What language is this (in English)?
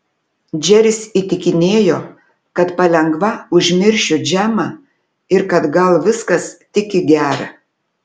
Lithuanian